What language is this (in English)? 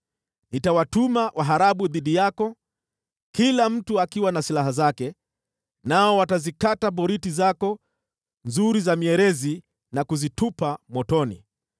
Swahili